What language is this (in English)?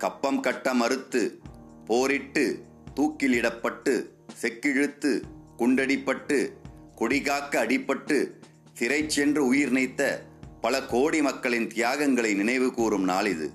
Tamil